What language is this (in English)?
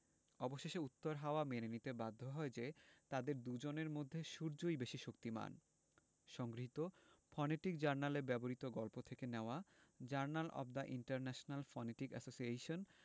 Bangla